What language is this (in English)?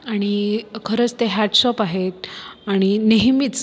Marathi